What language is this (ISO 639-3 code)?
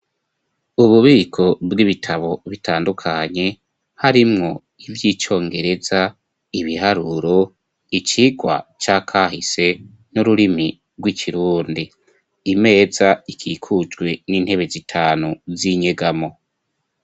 run